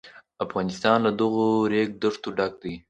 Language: Pashto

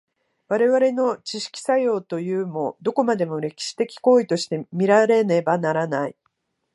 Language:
Japanese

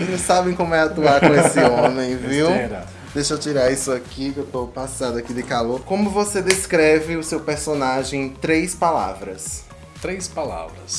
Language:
Portuguese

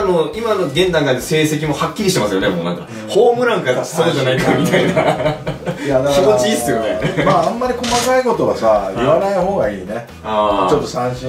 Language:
Japanese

